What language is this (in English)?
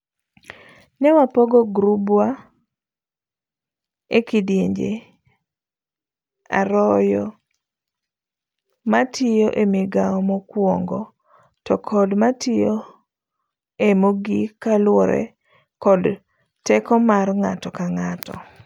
Luo (Kenya and Tanzania)